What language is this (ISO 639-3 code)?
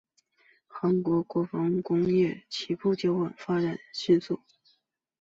zho